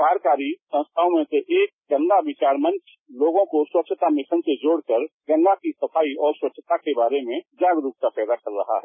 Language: Hindi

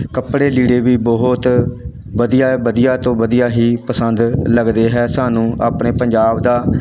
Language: Punjabi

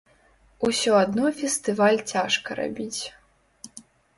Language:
Belarusian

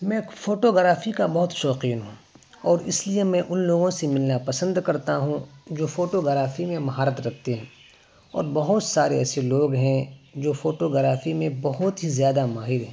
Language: Urdu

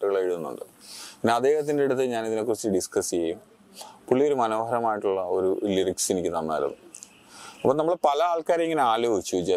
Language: Malayalam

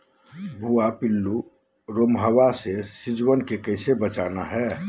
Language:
Magahi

